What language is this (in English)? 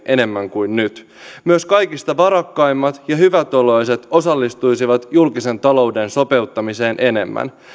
Finnish